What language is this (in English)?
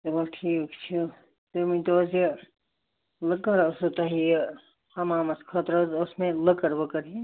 Kashmiri